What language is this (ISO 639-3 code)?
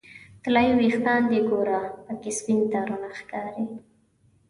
pus